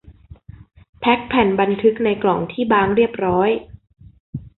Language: Thai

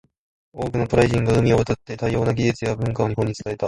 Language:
Japanese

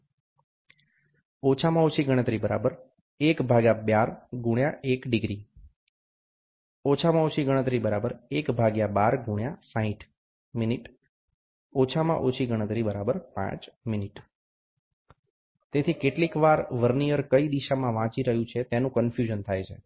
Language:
Gujarati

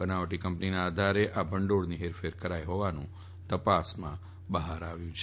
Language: Gujarati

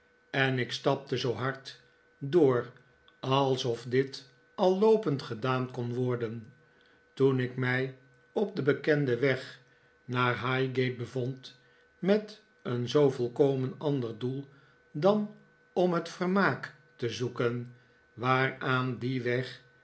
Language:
Dutch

